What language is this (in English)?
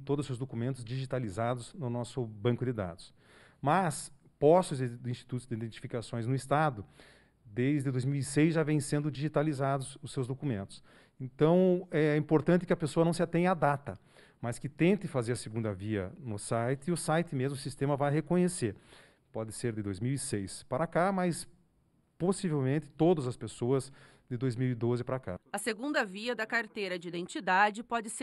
Portuguese